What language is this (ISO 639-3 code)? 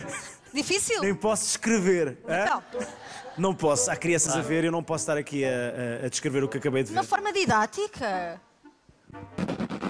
por